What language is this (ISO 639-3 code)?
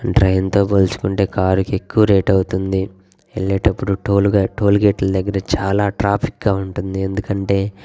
tel